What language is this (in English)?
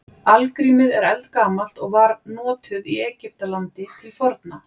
Icelandic